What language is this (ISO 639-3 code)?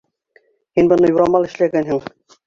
bak